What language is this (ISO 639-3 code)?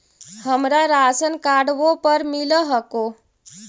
mag